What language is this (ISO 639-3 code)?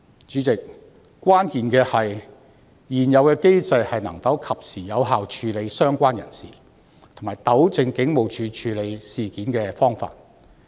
yue